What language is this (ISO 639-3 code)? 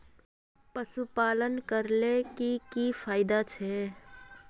mag